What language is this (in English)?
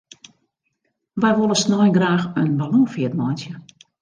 Western Frisian